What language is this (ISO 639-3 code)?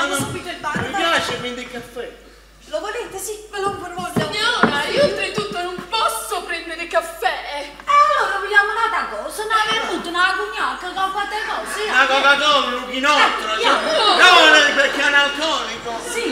ita